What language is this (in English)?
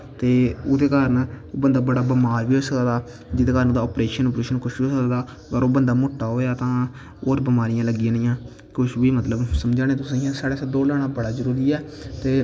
Dogri